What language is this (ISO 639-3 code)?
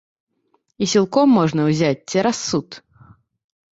bel